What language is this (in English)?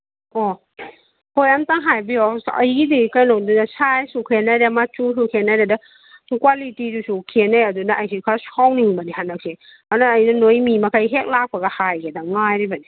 Manipuri